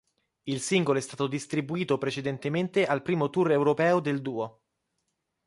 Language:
Italian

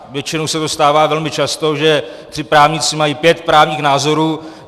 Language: Czech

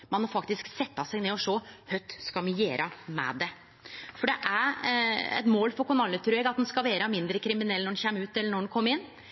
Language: Norwegian Nynorsk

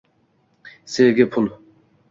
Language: Uzbek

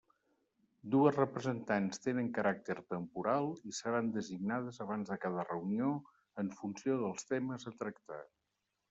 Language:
Catalan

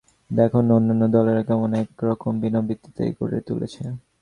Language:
Bangla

